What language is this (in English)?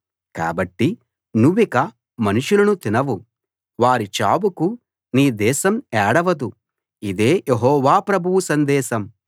Telugu